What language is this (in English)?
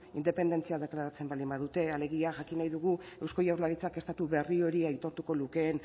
Basque